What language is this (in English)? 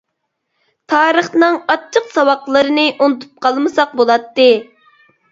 Uyghur